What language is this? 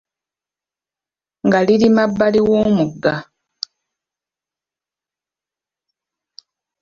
Ganda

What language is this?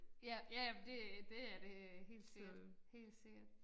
Danish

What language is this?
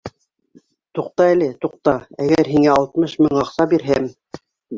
Bashkir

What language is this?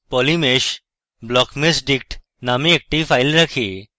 Bangla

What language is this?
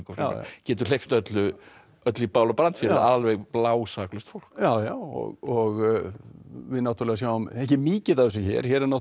Icelandic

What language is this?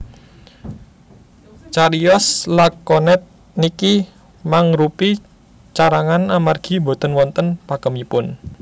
Javanese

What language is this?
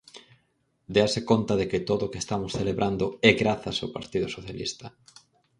Galician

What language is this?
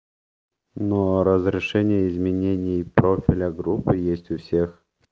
Russian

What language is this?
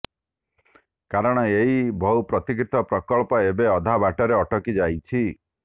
Odia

